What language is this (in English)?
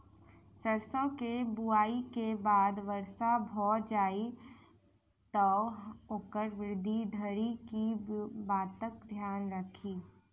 Maithili